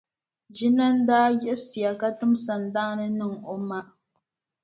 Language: Dagbani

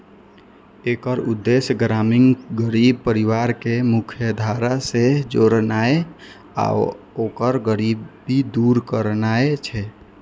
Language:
Maithili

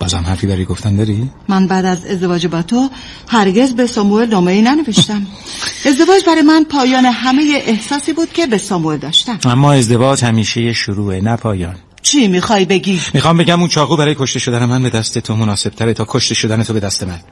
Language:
Persian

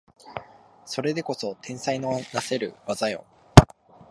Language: Japanese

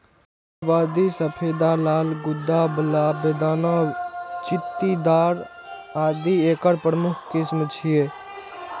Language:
Maithili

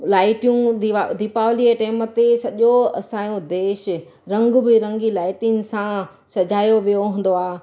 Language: Sindhi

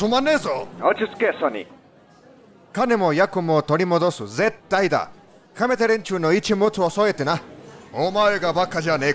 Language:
Japanese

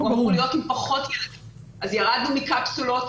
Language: Hebrew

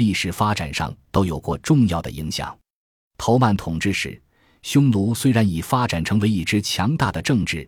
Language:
Chinese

